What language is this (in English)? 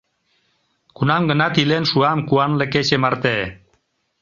Mari